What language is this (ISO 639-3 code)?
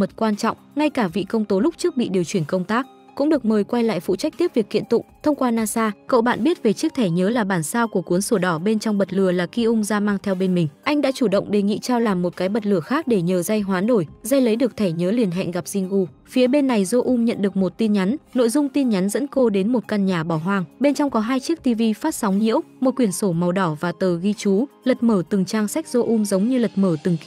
vie